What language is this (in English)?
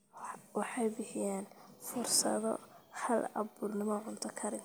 Somali